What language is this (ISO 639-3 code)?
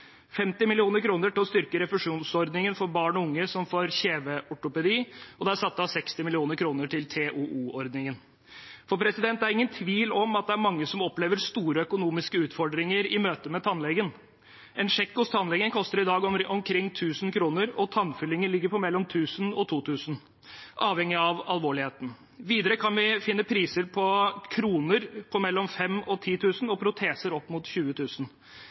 nob